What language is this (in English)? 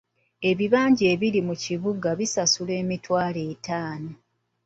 Ganda